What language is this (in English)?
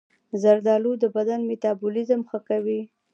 Pashto